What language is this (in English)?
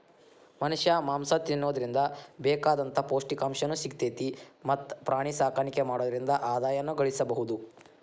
Kannada